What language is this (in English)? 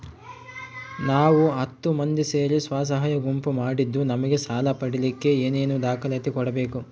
Kannada